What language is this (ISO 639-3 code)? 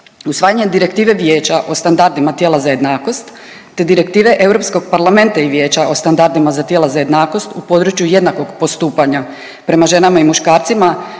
hrv